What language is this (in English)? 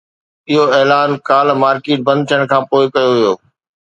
Sindhi